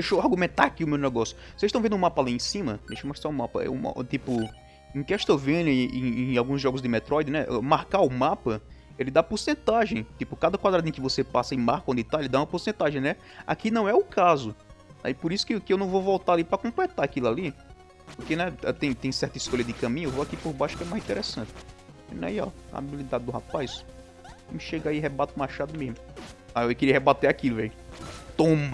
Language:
Portuguese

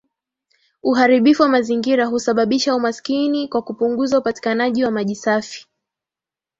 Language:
Swahili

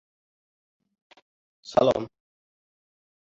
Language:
Uzbek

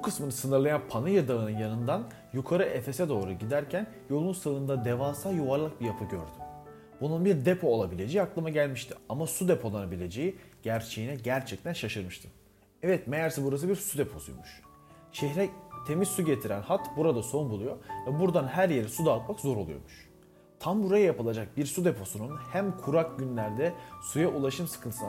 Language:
Turkish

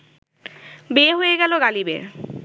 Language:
Bangla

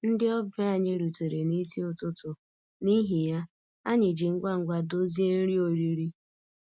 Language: Igbo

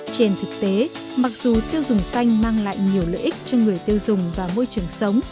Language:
Vietnamese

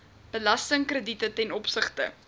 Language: Afrikaans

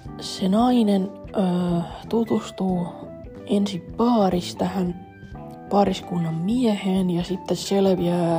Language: Finnish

